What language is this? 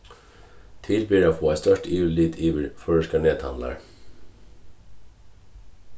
Faroese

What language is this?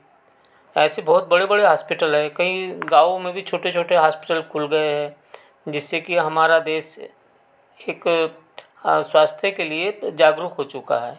Hindi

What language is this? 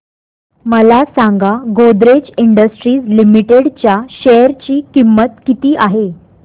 Marathi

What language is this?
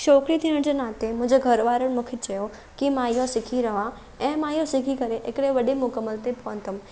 Sindhi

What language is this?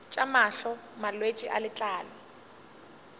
Northern Sotho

